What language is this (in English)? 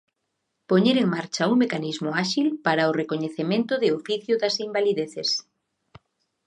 Galician